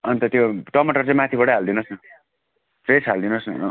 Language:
Nepali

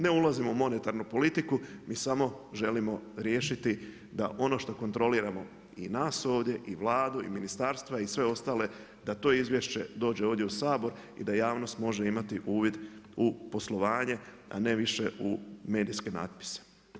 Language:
Croatian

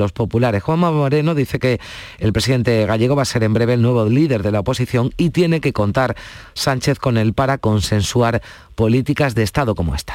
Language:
Spanish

